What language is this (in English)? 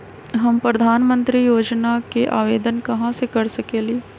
Magahi